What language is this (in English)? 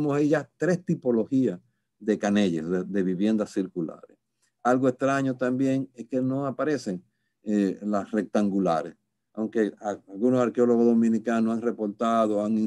Spanish